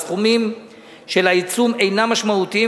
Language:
Hebrew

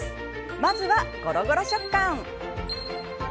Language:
Japanese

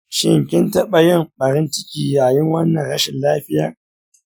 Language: Hausa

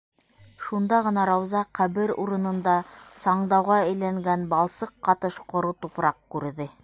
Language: Bashkir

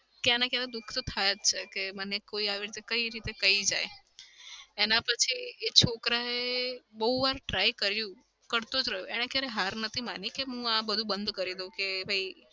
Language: Gujarati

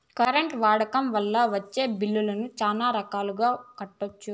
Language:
Telugu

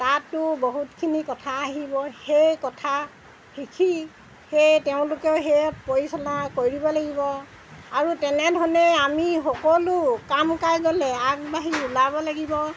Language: Assamese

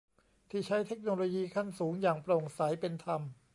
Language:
Thai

